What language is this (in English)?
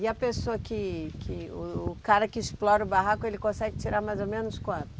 Portuguese